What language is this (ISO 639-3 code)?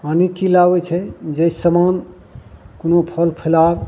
mai